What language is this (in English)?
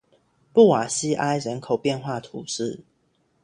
Chinese